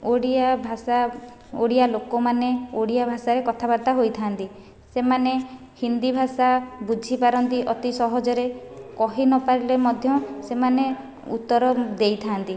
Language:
Odia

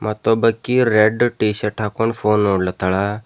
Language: Kannada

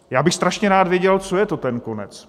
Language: Czech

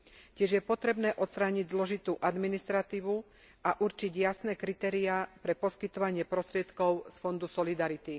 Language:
Slovak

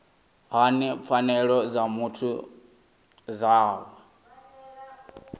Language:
Venda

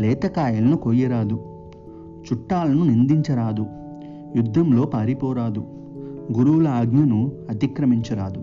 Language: Telugu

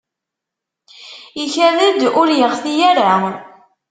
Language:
Kabyle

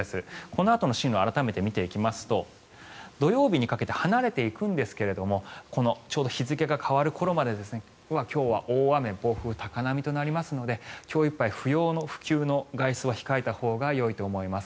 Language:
Japanese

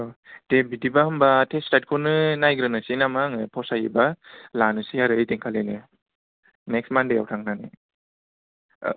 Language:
Bodo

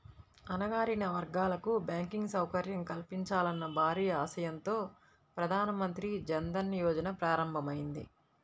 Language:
Telugu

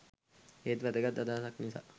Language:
Sinhala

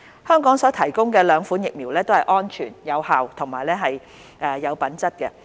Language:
Cantonese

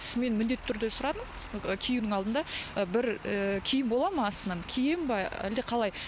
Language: Kazakh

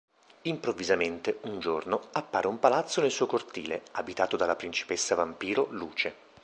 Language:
Italian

